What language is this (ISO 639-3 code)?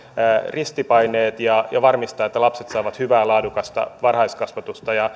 fin